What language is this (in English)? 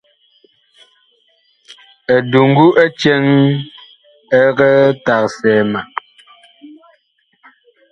Bakoko